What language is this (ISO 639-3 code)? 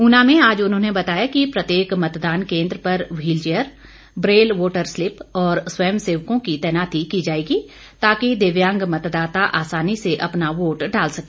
hin